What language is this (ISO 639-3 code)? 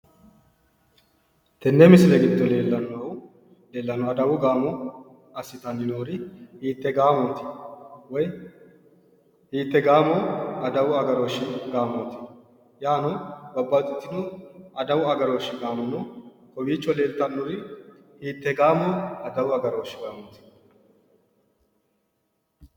sid